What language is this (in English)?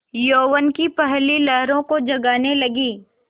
Hindi